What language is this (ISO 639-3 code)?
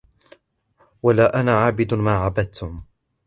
ara